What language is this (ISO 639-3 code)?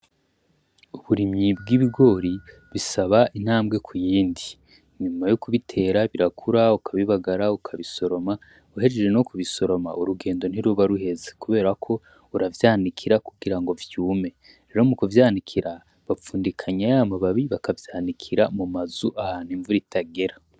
run